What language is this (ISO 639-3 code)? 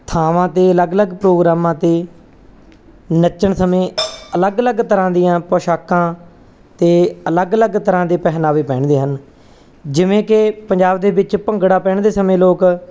pan